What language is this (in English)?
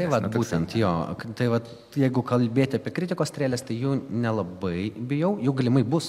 Lithuanian